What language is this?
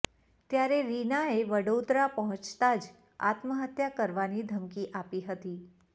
Gujarati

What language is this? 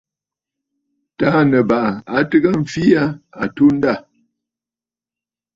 Bafut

